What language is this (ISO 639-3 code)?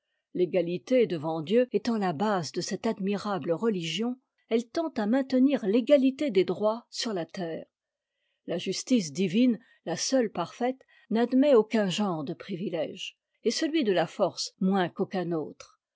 fra